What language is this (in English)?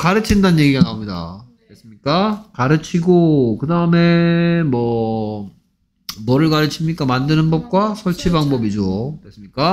Korean